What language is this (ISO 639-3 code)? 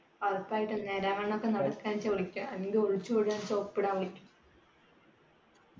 mal